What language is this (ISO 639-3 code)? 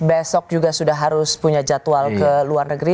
ind